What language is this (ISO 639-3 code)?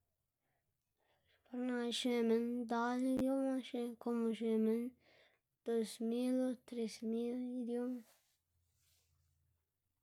ztg